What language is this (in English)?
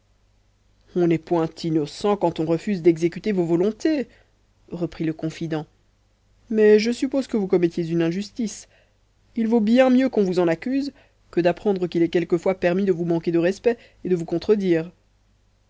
French